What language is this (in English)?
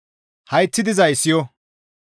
Gamo